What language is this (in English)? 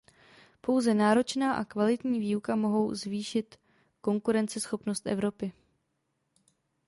Czech